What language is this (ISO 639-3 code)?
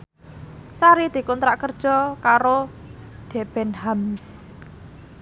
jav